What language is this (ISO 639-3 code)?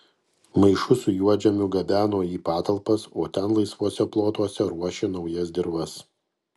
lit